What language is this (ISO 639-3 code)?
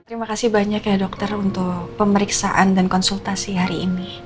ind